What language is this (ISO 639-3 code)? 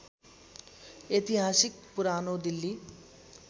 nep